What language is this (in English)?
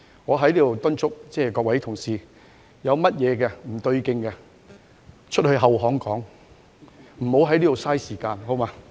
Cantonese